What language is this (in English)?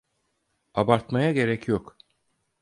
Turkish